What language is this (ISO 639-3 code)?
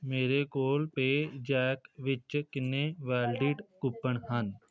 pan